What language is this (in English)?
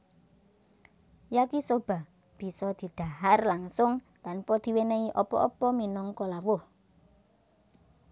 Javanese